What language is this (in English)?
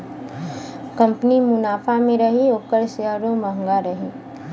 Bhojpuri